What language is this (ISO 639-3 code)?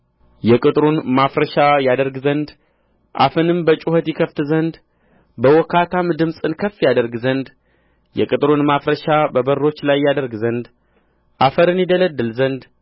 amh